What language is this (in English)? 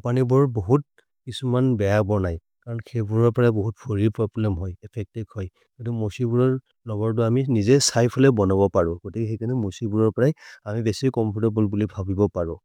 Maria (India)